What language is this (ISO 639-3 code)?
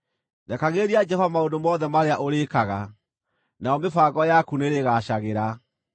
kik